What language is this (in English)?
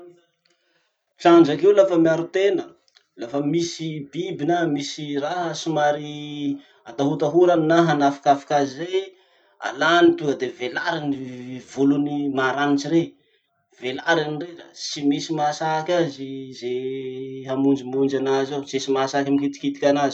Masikoro Malagasy